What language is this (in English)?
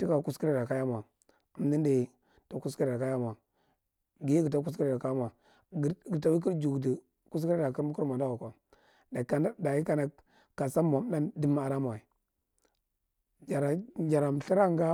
Marghi Central